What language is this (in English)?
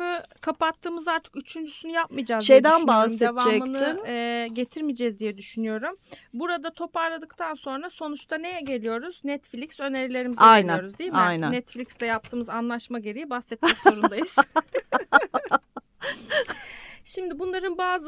Turkish